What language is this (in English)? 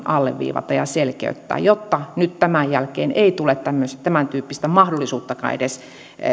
Finnish